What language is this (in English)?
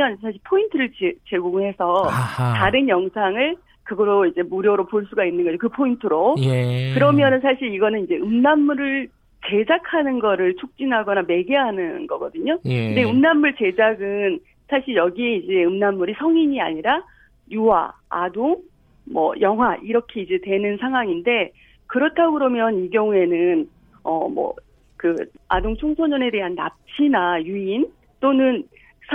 Korean